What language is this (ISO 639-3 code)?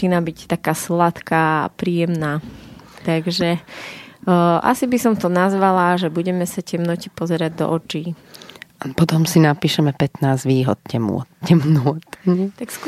slk